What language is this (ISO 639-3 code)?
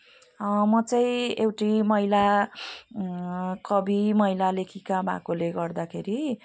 nep